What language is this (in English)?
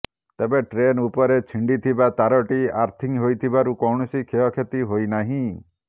Odia